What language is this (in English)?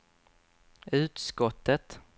Swedish